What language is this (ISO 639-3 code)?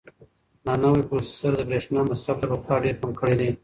pus